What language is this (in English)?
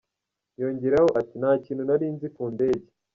Kinyarwanda